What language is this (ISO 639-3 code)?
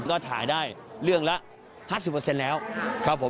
tha